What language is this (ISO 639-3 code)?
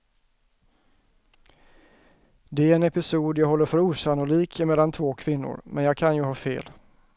swe